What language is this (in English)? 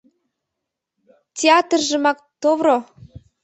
Mari